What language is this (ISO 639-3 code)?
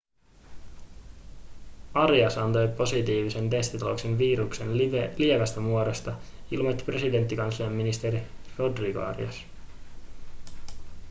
fin